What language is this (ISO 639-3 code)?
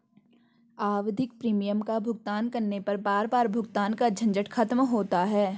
hin